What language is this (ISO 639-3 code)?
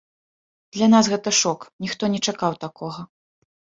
bel